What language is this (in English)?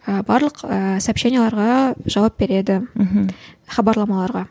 Kazakh